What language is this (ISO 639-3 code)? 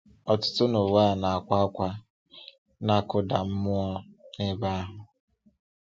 ibo